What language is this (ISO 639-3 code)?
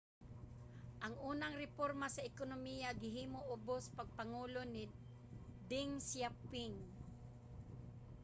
ceb